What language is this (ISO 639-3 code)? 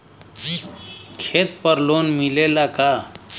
bho